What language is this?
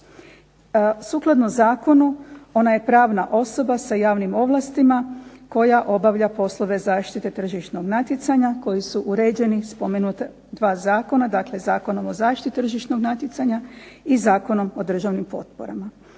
Croatian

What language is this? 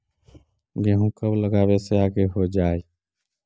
Magahi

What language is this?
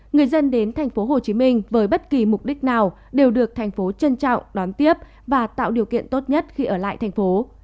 Vietnamese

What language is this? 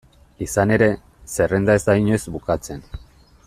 Basque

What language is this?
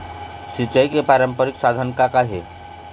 Chhattisgarhi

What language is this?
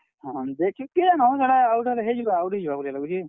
Odia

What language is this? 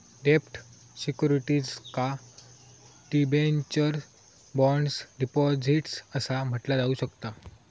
Marathi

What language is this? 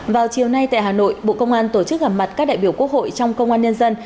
Vietnamese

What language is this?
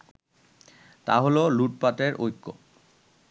Bangla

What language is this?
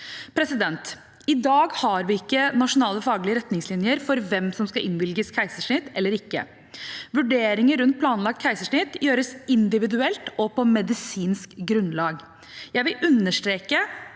Norwegian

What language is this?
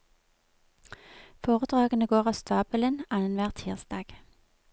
Norwegian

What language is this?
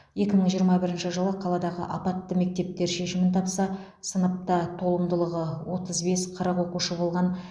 Kazakh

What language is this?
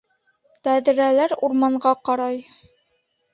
Bashkir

